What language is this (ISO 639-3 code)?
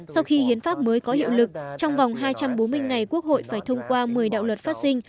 vie